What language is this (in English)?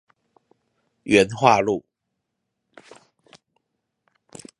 Chinese